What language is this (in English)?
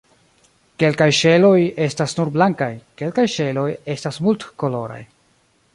Esperanto